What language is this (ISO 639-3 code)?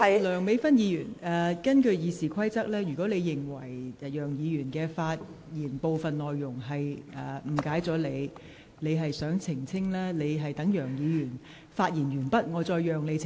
yue